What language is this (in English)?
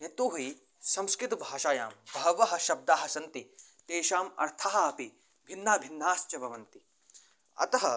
Sanskrit